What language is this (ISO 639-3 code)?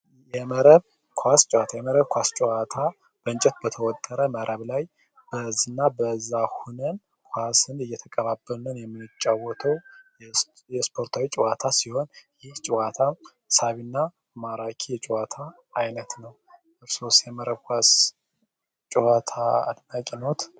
amh